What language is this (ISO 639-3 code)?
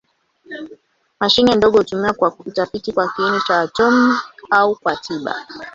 swa